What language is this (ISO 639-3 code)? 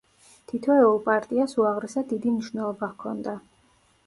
kat